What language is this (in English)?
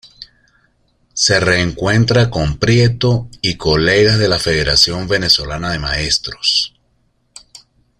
Spanish